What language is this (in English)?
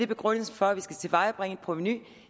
Danish